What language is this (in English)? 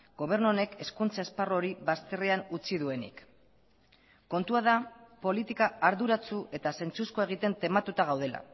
Basque